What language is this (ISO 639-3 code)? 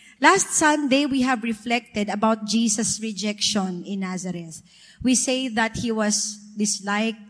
fil